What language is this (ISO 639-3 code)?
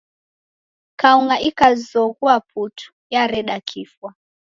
dav